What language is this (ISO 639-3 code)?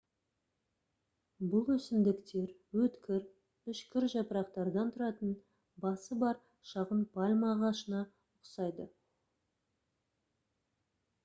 kaz